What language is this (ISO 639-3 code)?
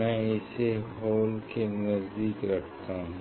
hin